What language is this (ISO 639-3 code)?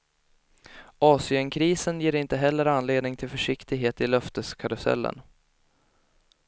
swe